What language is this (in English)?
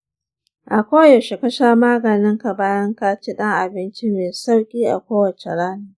Hausa